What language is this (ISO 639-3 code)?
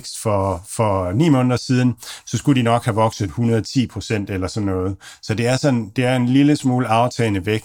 dan